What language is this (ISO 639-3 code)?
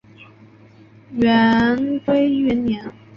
zho